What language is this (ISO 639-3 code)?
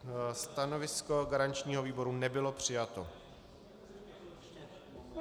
ces